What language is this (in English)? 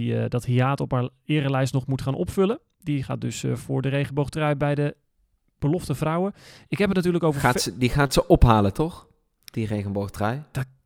Dutch